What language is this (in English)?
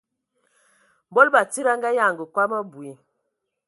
Ewondo